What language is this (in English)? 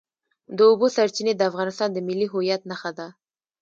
Pashto